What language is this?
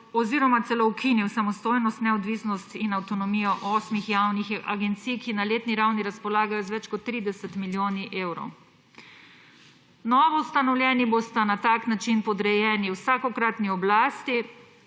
Slovenian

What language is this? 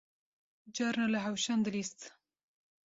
Kurdish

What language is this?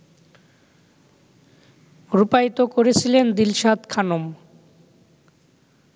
Bangla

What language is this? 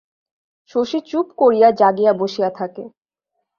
Bangla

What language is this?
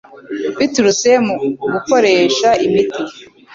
Kinyarwanda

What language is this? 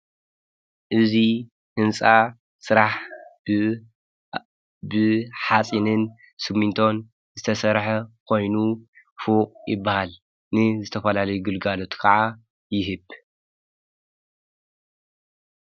Tigrinya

